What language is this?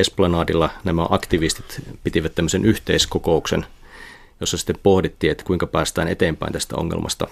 Finnish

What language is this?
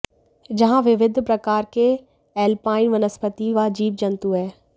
Hindi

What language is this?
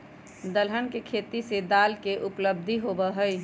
Magahi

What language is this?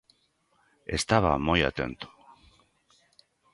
Galician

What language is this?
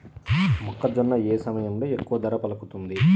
Telugu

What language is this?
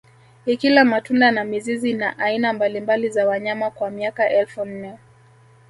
Swahili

